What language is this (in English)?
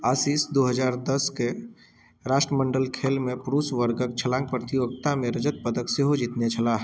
Maithili